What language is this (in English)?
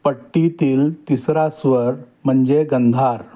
Marathi